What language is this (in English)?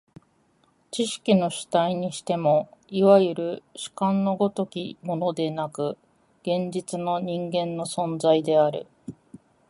Japanese